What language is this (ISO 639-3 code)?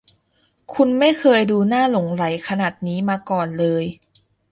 tha